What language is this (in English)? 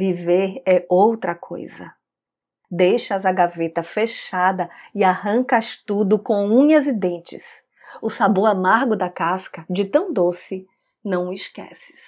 Portuguese